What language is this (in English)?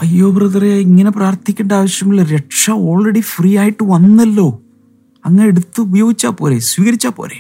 Malayalam